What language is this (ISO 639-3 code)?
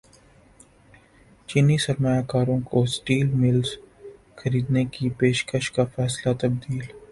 urd